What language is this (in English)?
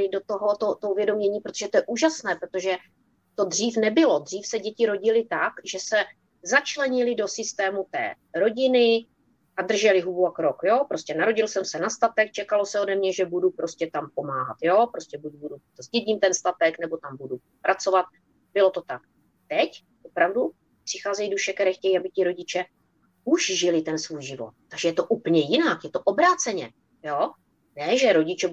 Czech